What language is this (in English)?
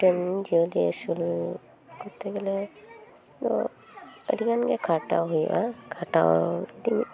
Santali